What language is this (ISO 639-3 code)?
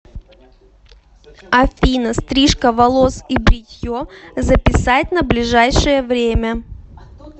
rus